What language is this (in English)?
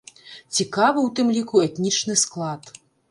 Belarusian